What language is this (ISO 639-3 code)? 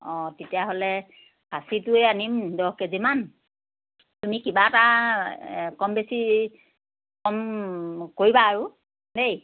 asm